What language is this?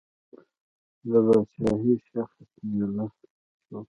Pashto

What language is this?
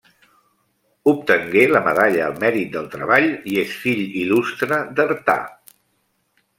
Catalan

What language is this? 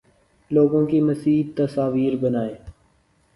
Urdu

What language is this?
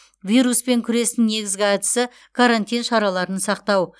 Kazakh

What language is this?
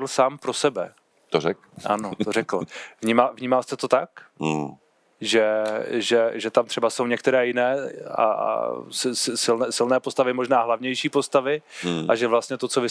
Czech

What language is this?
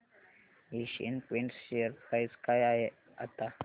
Marathi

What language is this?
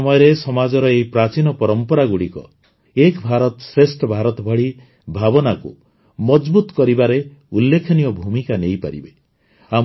Odia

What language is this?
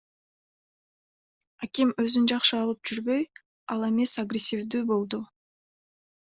Kyrgyz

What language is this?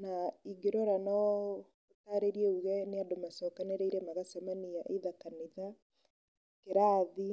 Kikuyu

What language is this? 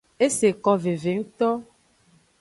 Aja (Benin)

